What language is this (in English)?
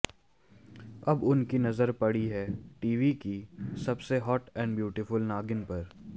Hindi